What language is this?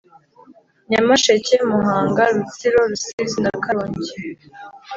Kinyarwanda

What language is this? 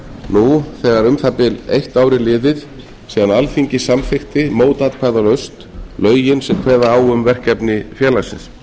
Icelandic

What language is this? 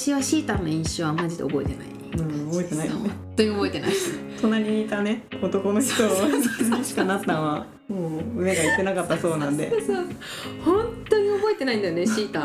Japanese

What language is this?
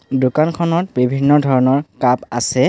Assamese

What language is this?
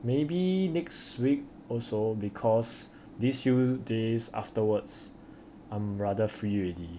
English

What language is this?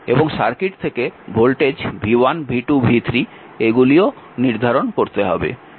Bangla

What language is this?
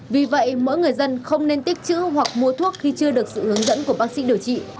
Vietnamese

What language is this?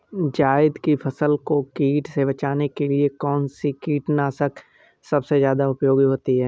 Hindi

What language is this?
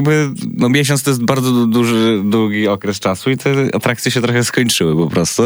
Polish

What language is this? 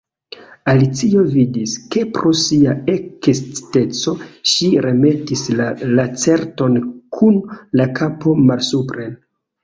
Esperanto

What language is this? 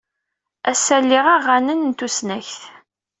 Kabyle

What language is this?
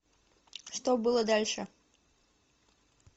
Russian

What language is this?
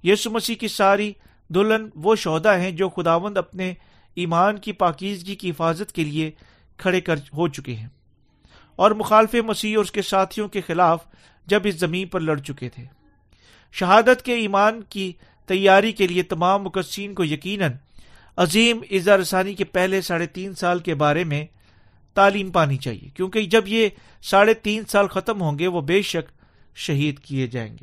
Urdu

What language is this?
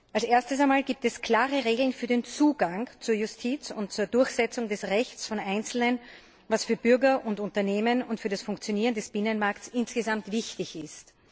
German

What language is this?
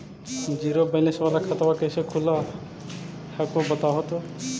Magahi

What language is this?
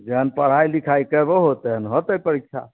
Maithili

